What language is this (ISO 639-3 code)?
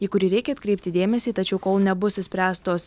lit